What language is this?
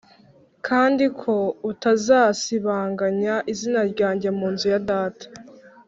Kinyarwanda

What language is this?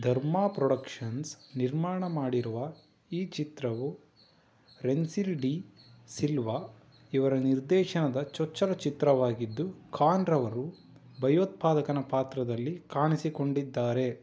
Kannada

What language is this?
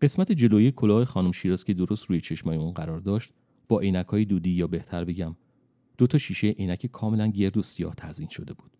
Persian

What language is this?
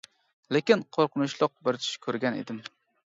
Uyghur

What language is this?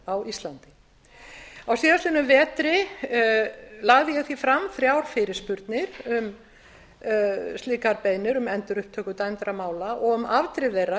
Icelandic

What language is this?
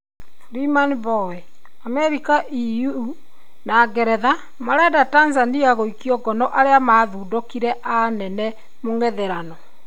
Kikuyu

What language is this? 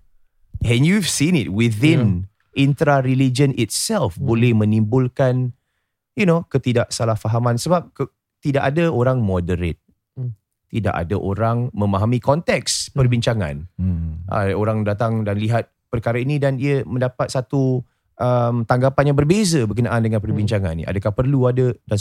Malay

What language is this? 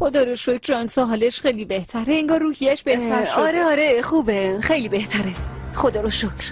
Persian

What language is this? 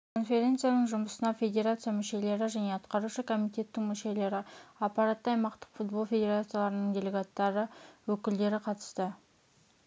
Kazakh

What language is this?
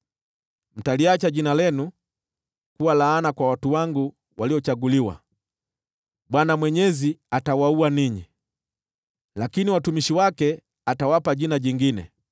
Swahili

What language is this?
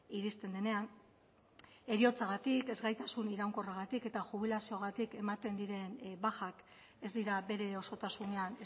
Basque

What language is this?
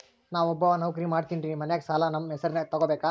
Kannada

